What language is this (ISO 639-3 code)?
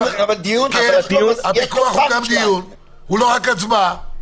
heb